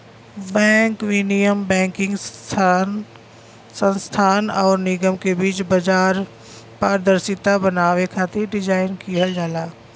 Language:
Bhojpuri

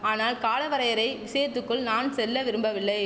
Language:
Tamil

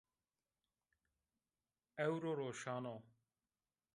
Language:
Zaza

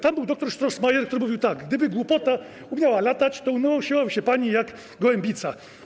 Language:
Polish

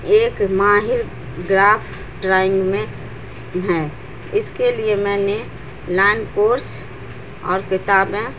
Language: Urdu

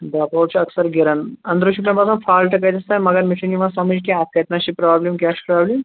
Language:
Kashmiri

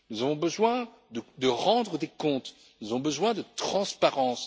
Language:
French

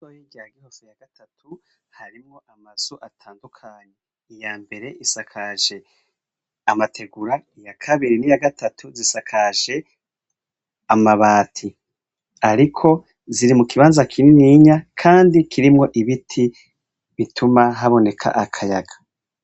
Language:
Rundi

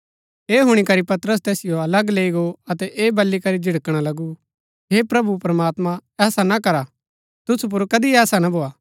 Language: Gaddi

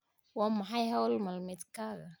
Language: Somali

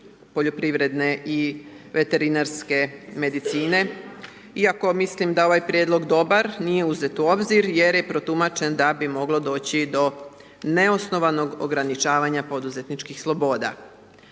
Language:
Croatian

